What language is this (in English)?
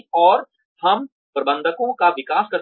Hindi